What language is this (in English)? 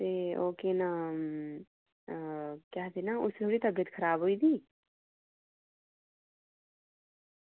Dogri